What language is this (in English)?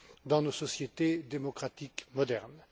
French